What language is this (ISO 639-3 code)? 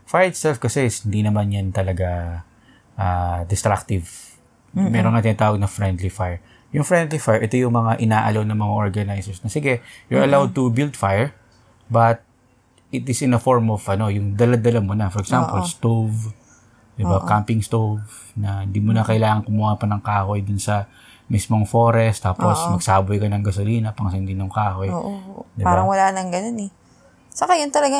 fil